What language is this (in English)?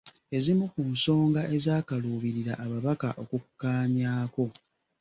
Ganda